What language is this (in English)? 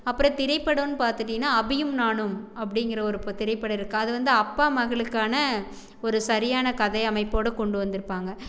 Tamil